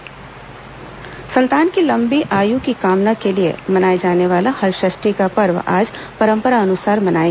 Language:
Hindi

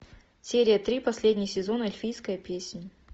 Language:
Russian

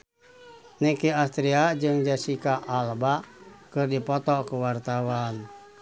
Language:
Sundanese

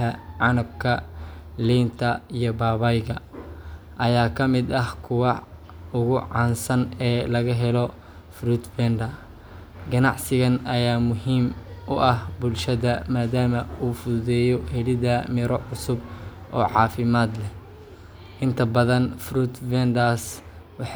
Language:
Somali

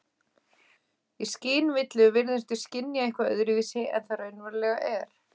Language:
Icelandic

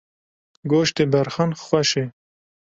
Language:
Kurdish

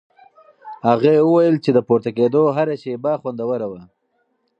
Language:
Pashto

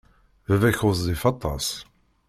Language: Kabyle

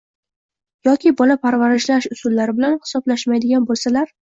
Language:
Uzbek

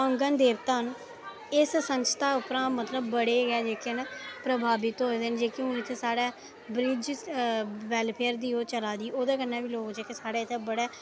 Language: Dogri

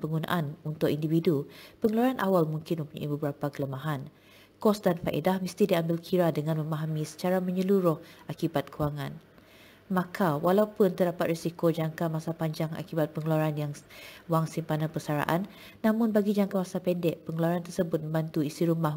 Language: Malay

